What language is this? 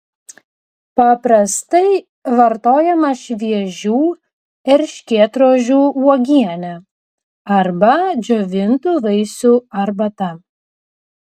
Lithuanian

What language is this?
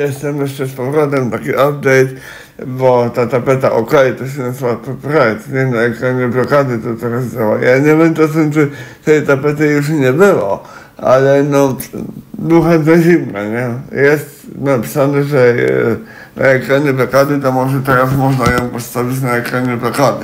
Polish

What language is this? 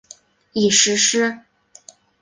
Chinese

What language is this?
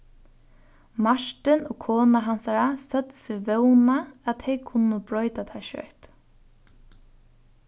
Faroese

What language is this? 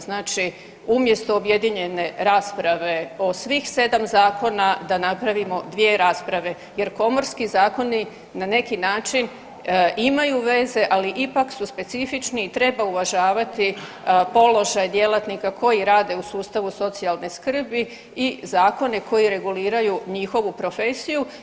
Croatian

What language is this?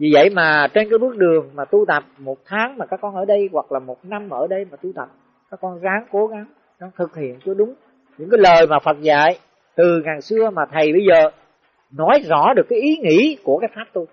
Vietnamese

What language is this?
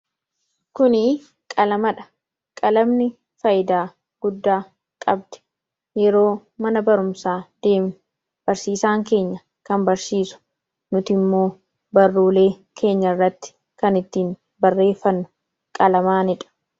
Oromo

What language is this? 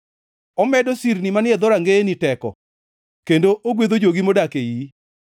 Luo (Kenya and Tanzania)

